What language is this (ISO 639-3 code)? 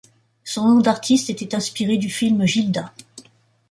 fra